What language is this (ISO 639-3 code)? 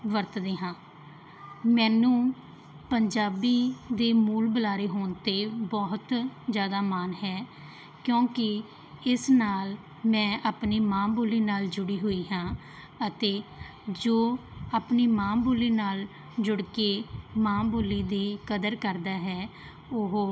pan